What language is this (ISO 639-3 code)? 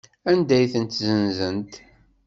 kab